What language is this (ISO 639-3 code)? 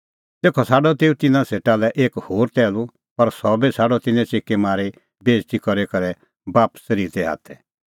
kfx